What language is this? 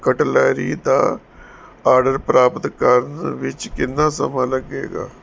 Punjabi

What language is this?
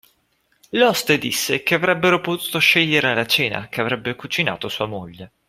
Italian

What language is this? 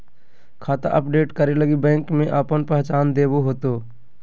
Magahi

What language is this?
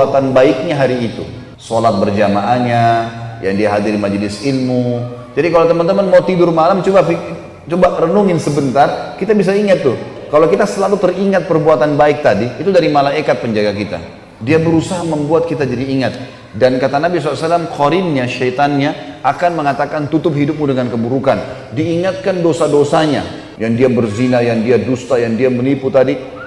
Indonesian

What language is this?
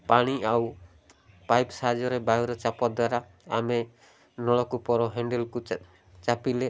Odia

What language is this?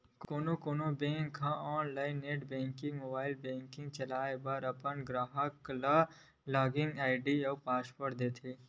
Chhattisgarhi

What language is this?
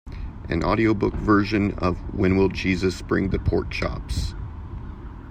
English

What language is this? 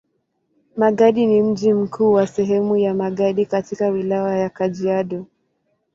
Swahili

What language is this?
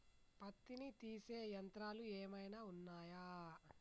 Telugu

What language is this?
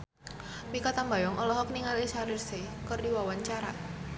Sundanese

